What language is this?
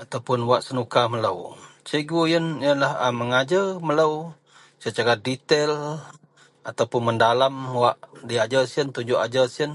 Central Melanau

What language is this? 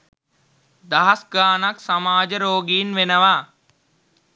Sinhala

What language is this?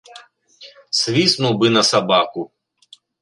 Belarusian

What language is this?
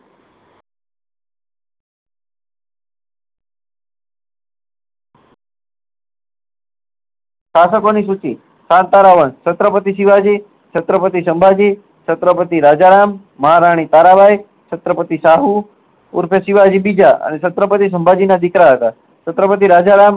Gujarati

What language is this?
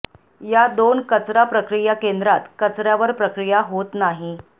Marathi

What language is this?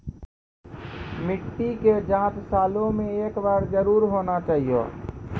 Maithili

